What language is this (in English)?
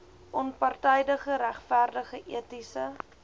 Afrikaans